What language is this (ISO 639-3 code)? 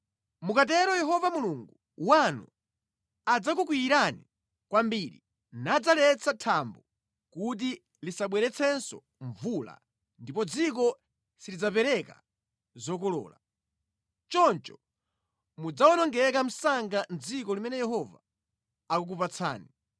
nya